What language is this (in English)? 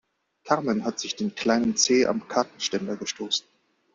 German